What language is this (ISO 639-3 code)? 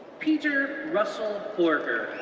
eng